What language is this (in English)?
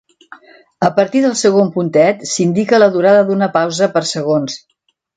Catalan